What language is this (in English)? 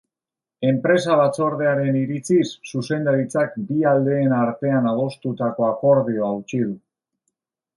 Basque